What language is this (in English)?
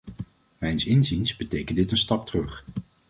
Dutch